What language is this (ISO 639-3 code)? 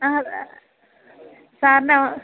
mal